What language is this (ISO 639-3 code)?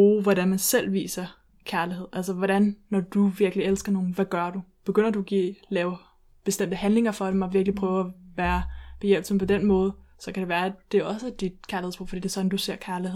dan